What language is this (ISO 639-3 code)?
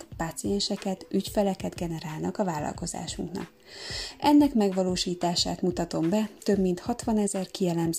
hun